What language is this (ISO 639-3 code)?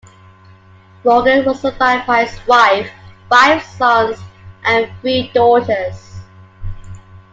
eng